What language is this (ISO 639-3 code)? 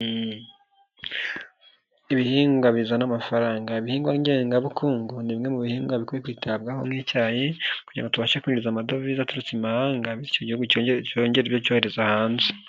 kin